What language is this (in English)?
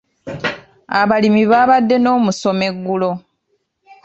Ganda